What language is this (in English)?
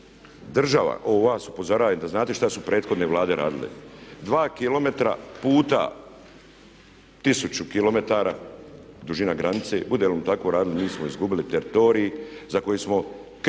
Croatian